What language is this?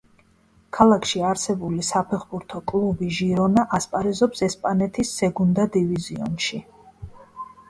Georgian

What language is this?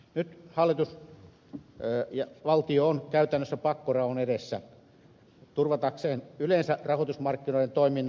Finnish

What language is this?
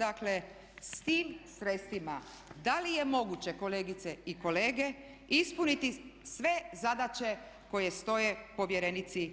Croatian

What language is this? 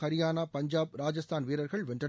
Tamil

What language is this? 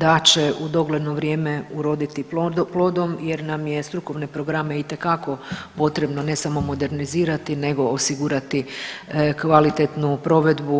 Croatian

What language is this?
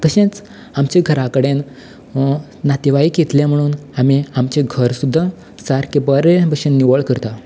Konkani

